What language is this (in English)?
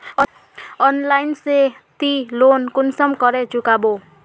Magahi